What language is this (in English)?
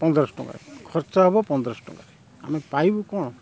Odia